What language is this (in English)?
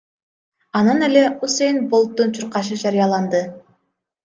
Kyrgyz